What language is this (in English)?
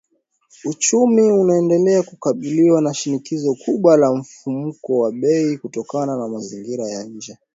Swahili